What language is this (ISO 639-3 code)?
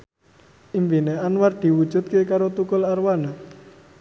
jav